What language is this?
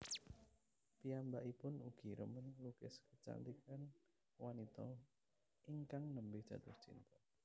Javanese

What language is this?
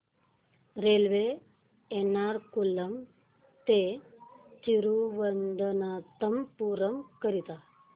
Marathi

